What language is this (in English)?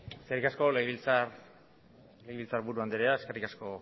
Basque